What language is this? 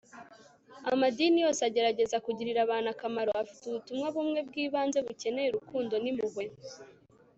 Kinyarwanda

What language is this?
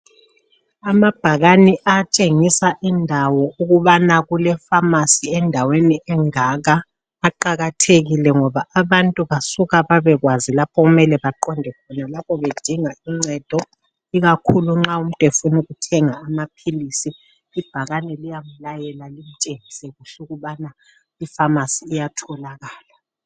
North Ndebele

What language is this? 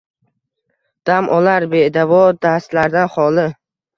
Uzbek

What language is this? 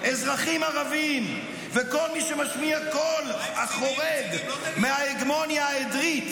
Hebrew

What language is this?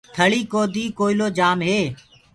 Gurgula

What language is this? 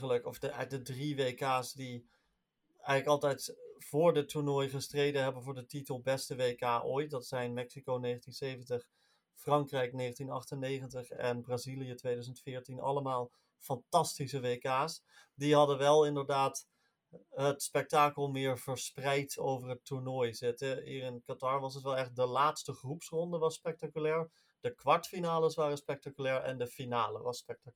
Dutch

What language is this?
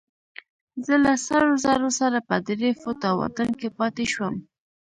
Pashto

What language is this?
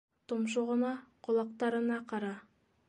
Bashkir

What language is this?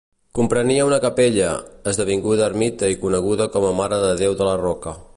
Catalan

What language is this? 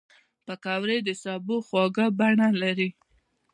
Pashto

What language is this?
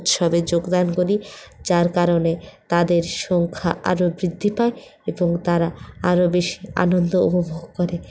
Bangla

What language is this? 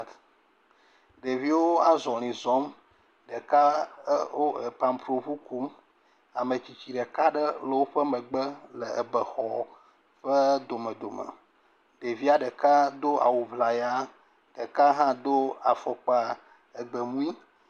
Ewe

